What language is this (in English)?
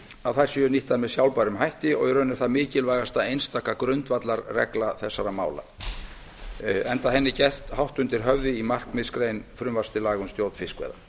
Icelandic